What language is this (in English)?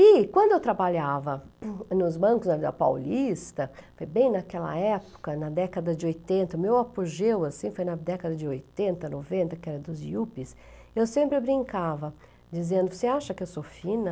Portuguese